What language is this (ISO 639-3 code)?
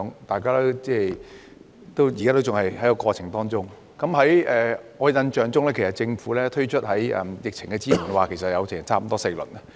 yue